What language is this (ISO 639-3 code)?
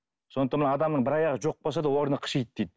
kaz